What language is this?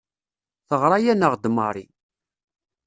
Kabyle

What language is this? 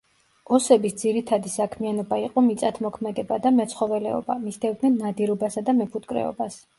Georgian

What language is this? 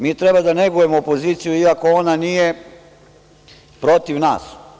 Serbian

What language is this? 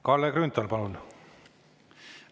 Estonian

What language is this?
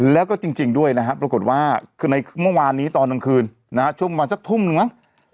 Thai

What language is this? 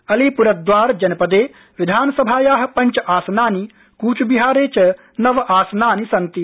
Sanskrit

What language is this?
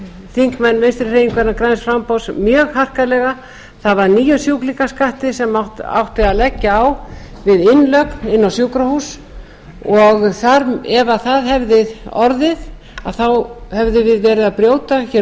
Icelandic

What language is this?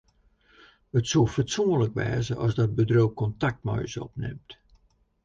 Western Frisian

